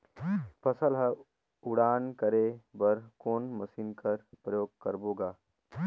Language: Chhattisgarhi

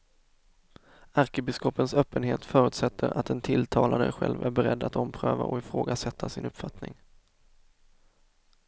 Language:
Swedish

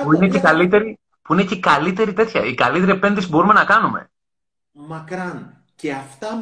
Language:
Greek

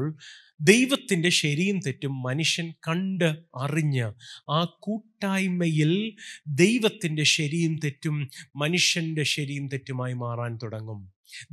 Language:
Malayalam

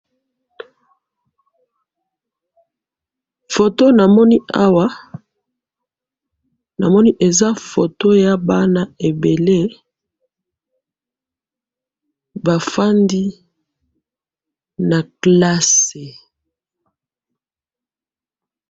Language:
Lingala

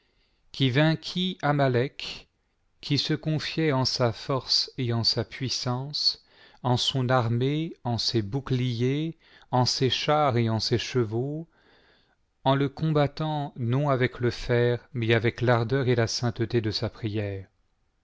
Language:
French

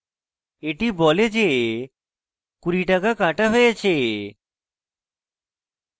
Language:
Bangla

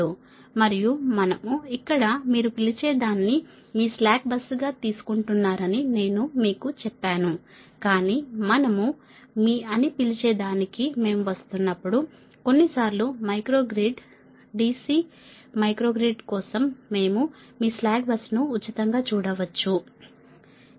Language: Telugu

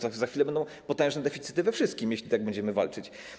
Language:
Polish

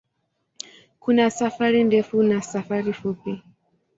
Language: Swahili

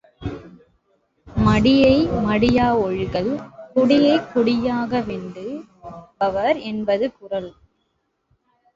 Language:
Tamil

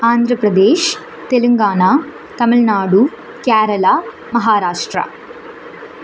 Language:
Tamil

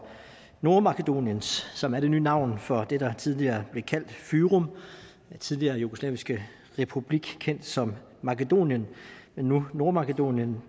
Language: Danish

